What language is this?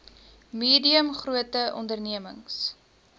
Afrikaans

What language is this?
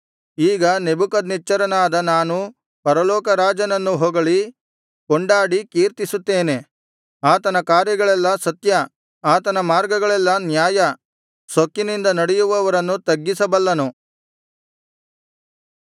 Kannada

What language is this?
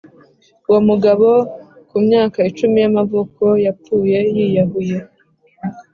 Kinyarwanda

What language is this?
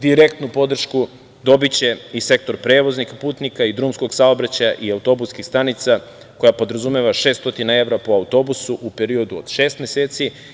Serbian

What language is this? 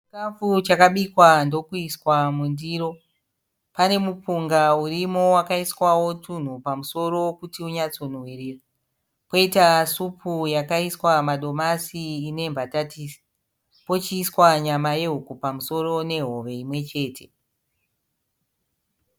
Shona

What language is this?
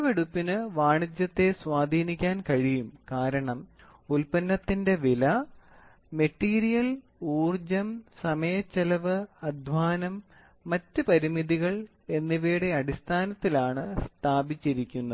Malayalam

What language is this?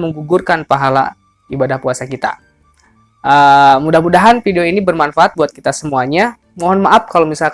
Indonesian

